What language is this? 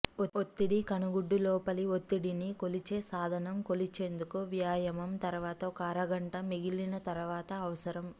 Telugu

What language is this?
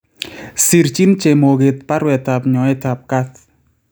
Kalenjin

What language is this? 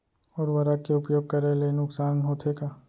Chhattisgarhi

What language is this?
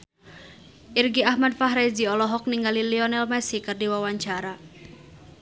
Sundanese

